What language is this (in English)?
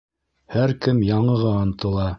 Bashkir